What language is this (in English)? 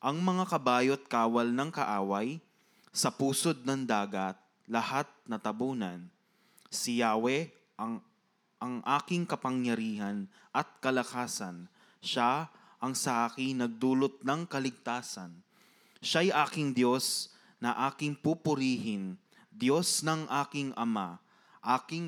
Filipino